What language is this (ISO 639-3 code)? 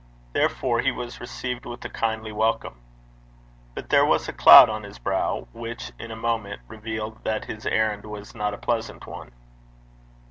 eng